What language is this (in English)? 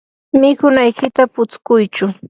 Yanahuanca Pasco Quechua